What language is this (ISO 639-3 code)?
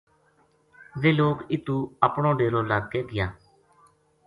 gju